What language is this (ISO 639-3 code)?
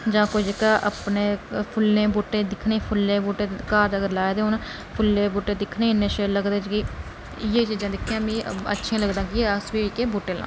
doi